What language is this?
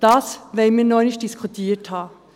Swiss German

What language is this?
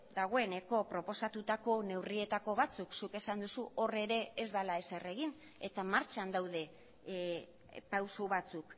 Basque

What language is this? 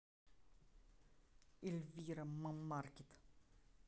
Russian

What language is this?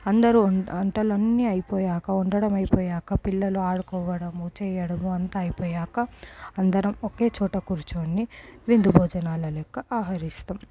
Telugu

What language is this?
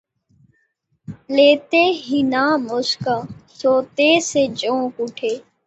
Urdu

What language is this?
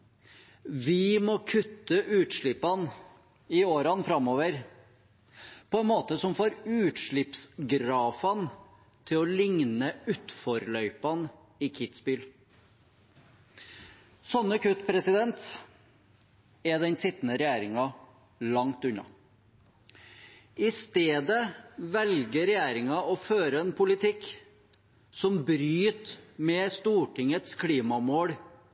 Norwegian Bokmål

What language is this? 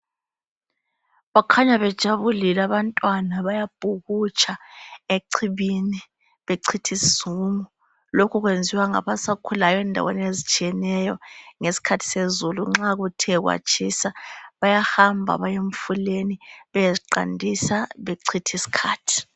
North Ndebele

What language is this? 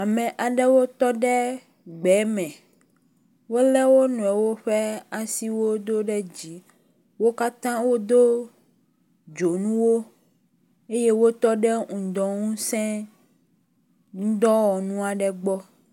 Ewe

